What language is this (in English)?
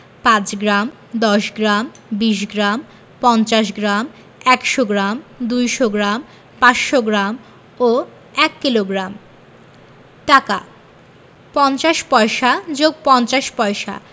Bangla